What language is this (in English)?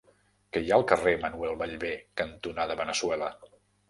Catalan